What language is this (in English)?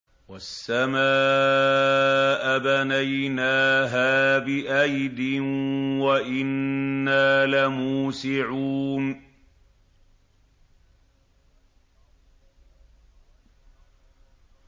Arabic